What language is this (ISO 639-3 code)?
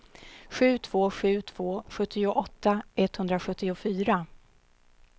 swe